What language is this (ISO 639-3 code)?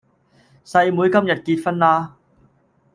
yue